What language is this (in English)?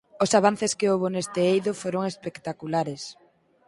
Galician